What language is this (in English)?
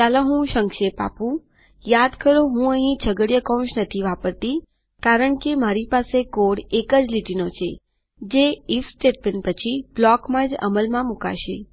Gujarati